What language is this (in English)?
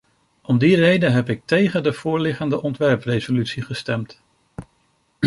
Dutch